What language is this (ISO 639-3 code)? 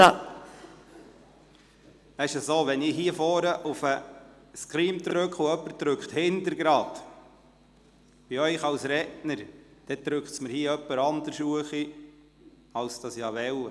gsw